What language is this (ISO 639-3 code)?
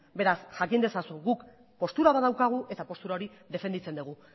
eus